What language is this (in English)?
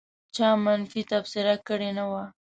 Pashto